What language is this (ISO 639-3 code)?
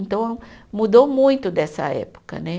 por